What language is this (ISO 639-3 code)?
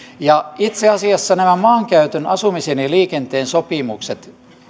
fin